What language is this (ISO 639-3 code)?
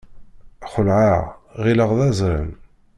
kab